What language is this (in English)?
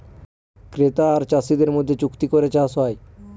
Bangla